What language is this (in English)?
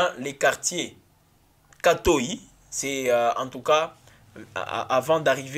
French